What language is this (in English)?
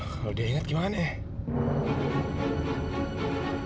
Indonesian